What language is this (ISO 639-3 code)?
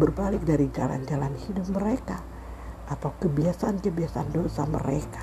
ind